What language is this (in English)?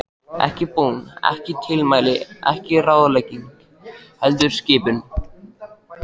Icelandic